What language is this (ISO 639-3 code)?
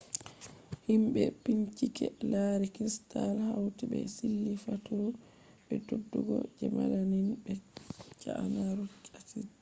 ful